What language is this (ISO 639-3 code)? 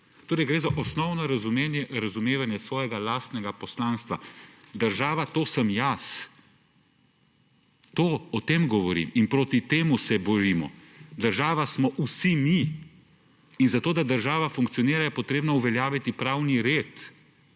slv